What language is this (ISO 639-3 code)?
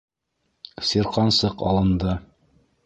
bak